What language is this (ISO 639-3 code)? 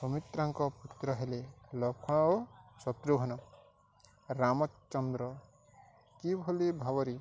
ori